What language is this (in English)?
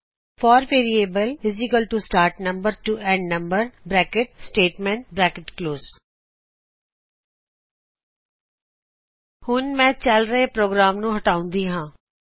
Punjabi